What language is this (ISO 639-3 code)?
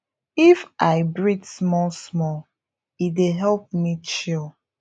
pcm